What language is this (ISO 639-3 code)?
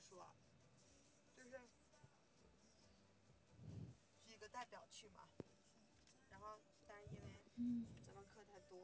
zho